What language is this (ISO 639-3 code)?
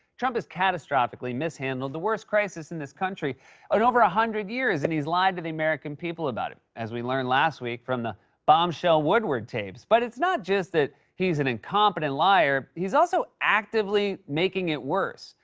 eng